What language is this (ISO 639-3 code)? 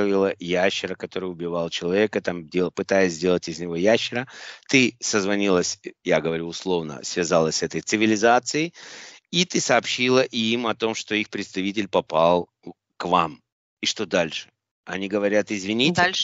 rus